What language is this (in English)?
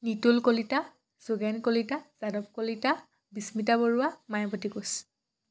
Assamese